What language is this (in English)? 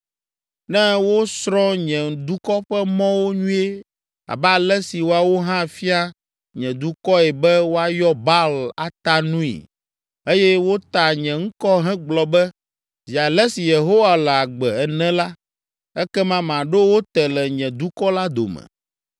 Ewe